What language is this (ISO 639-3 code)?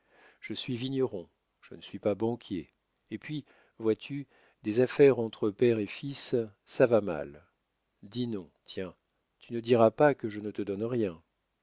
fra